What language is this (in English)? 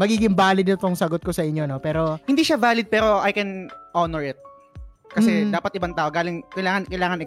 Filipino